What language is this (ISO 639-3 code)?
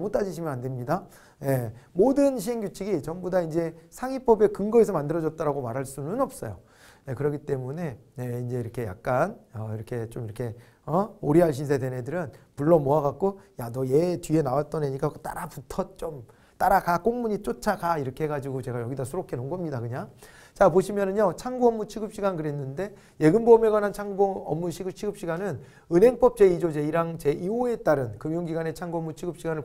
kor